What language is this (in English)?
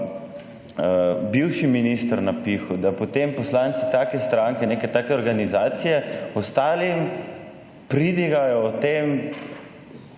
Slovenian